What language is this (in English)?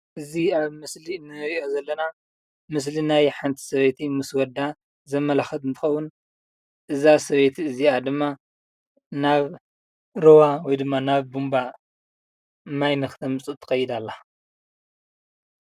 Tigrinya